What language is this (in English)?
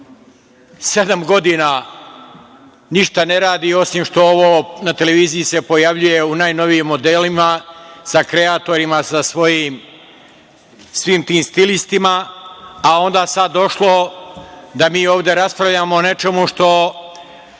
Serbian